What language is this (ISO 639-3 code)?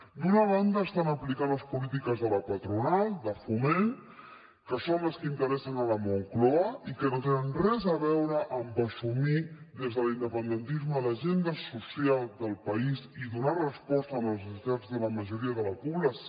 cat